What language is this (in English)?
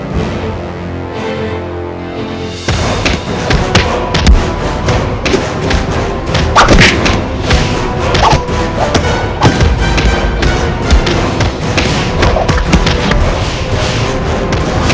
Indonesian